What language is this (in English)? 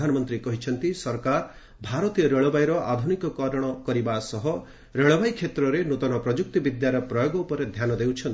Odia